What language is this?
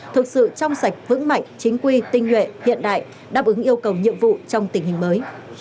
Vietnamese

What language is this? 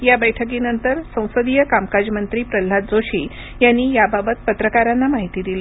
Marathi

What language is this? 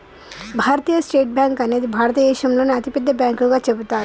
Telugu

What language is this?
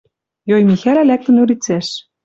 Western Mari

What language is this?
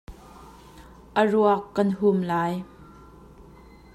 Hakha Chin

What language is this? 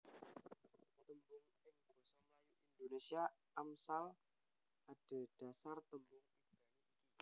Javanese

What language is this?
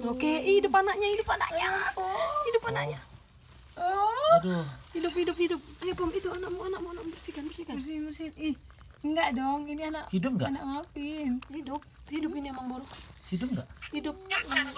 Indonesian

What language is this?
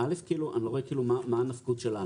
Hebrew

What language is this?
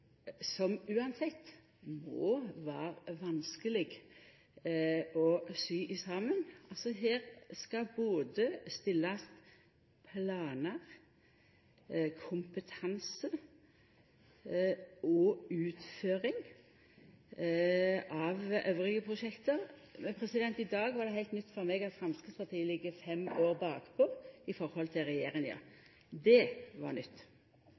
Norwegian Nynorsk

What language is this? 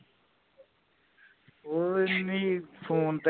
Punjabi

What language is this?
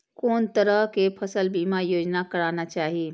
Maithili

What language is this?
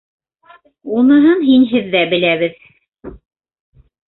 Bashkir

